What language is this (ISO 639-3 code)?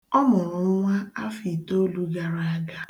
ibo